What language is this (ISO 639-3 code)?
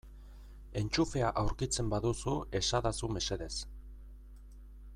eus